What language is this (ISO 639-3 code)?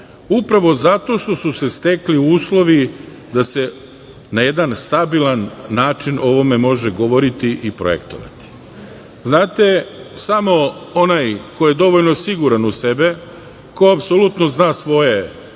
srp